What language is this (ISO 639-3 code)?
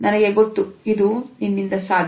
kan